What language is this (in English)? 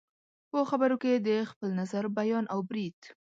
Pashto